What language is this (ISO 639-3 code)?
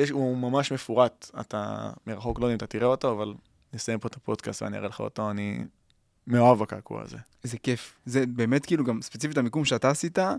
heb